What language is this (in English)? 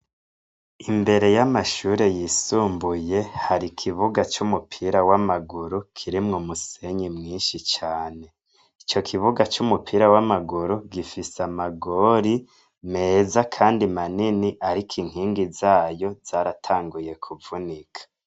Rundi